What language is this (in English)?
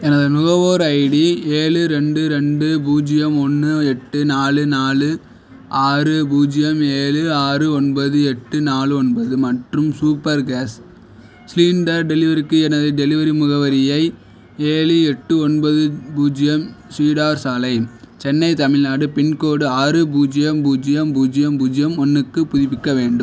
Tamil